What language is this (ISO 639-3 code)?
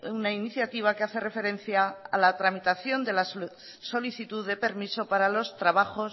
spa